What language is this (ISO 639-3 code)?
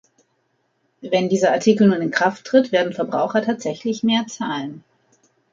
deu